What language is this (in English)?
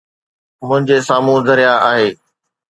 Sindhi